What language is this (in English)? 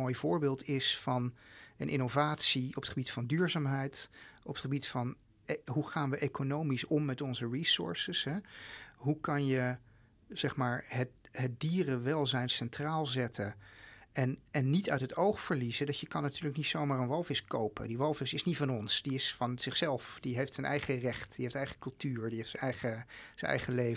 Dutch